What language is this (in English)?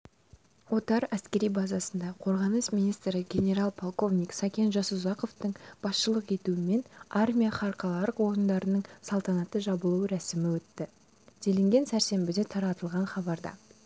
Kazakh